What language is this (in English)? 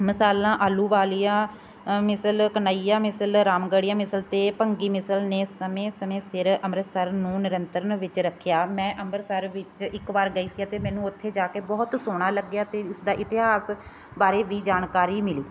Punjabi